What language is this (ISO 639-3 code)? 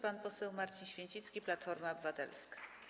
pol